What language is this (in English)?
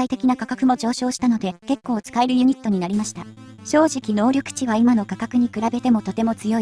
Japanese